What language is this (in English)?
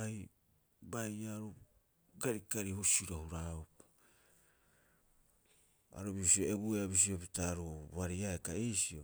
Rapoisi